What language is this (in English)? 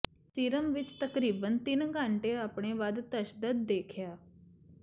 Punjabi